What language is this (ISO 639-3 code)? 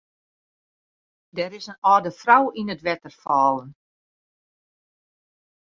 fry